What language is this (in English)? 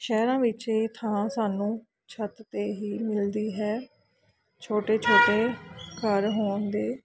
Punjabi